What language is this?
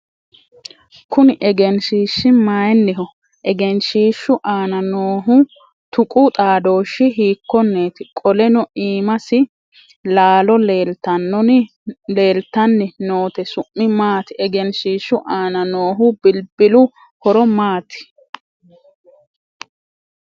Sidamo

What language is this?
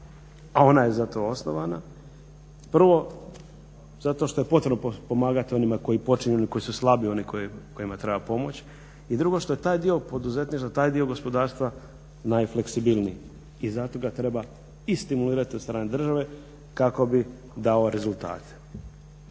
Croatian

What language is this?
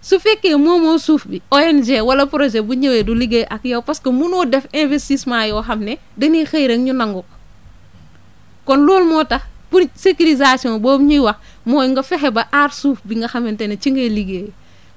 Wolof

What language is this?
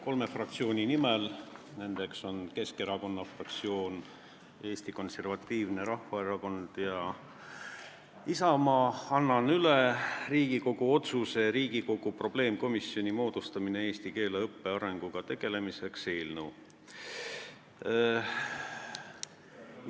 Estonian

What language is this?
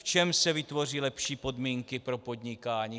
Czech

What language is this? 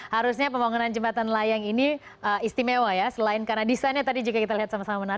Indonesian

